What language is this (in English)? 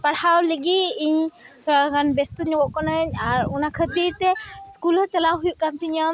Santali